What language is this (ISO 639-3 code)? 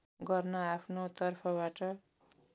nep